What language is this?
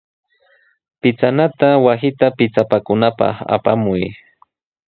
Sihuas Ancash Quechua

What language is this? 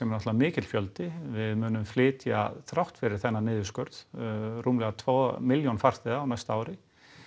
Icelandic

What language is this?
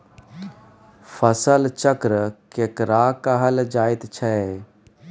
Maithili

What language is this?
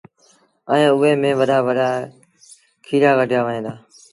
Sindhi Bhil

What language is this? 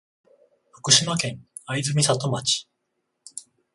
Japanese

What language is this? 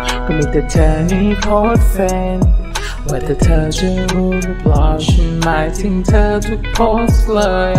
Thai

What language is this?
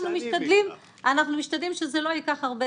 Hebrew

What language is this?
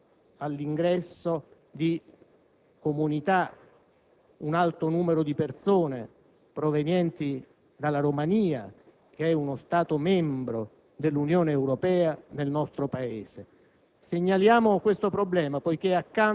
Italian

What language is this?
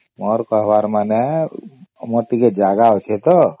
Odia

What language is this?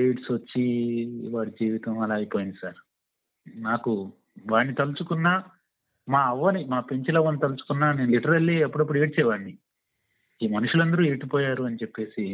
Telugu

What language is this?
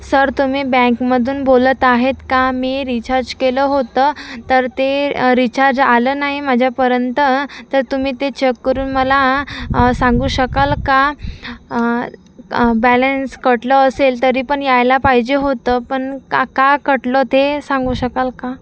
Marathi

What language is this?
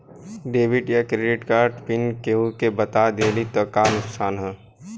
Bhojpuri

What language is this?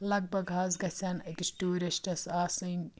Kashmiri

